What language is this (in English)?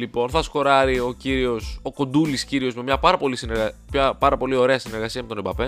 Greek